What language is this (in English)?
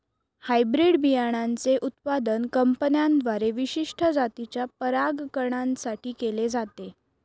Marathi